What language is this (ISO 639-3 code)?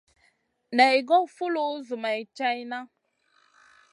mcn